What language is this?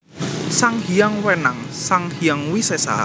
Javanese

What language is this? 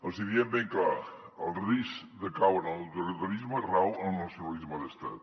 Catalan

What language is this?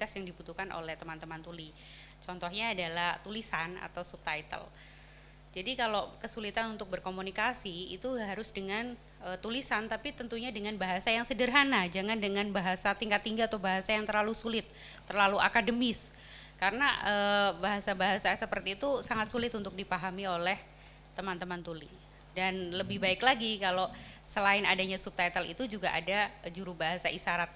Indonesian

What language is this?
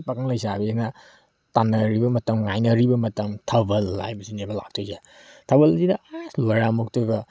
Manipuri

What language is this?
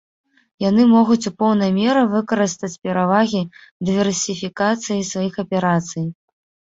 Belarusian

